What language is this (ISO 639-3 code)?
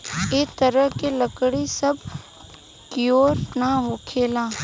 bho